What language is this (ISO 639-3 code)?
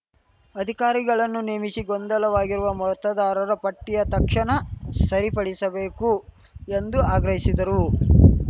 kan